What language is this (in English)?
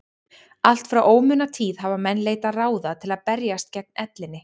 Icelandic